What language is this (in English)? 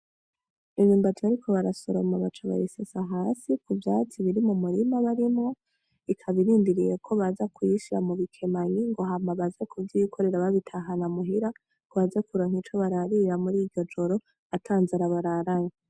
Rundi